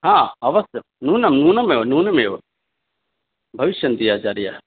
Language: Sanskrit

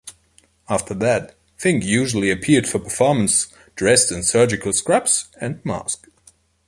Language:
English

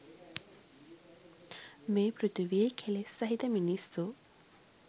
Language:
Sinhala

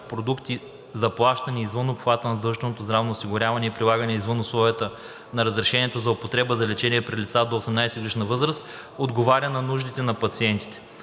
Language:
Bulgarian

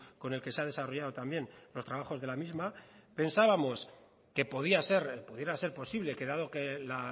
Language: Spanish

